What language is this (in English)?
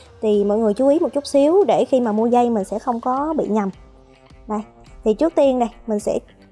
Vietnamese